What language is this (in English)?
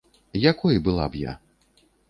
Belarusian